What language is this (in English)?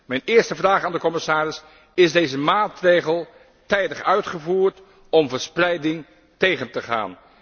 Dutch